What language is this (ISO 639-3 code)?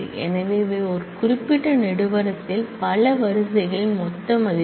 tam